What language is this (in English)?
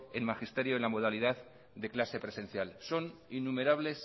Spanish